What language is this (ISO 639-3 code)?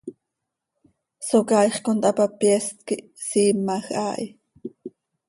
sei